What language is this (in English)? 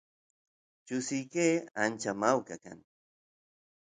Santiago del Estero Quichua